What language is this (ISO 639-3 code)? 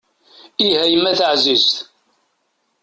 kab